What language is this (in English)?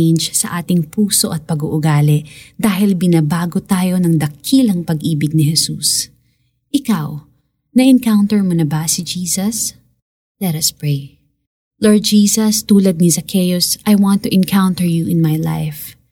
Filipino